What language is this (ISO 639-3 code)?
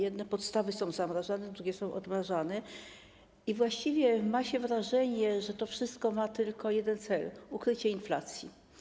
pol